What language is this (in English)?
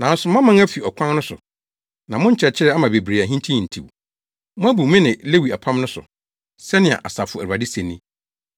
Akan